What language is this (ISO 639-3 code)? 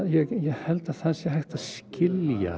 isl